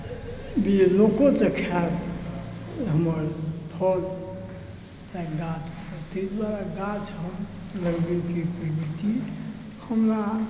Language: Maithili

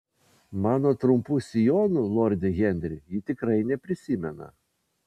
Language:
Lithuanian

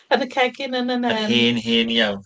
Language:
Welsh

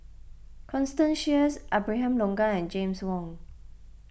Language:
English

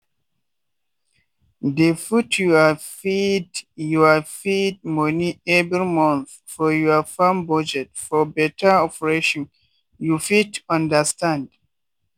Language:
Nigerian Pidgin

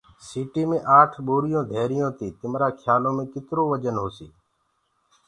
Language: Gurgula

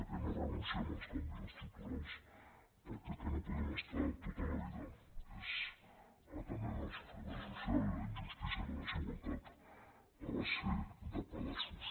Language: Catalan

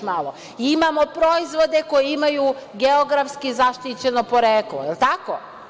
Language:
Serbian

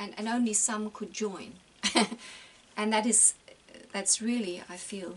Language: English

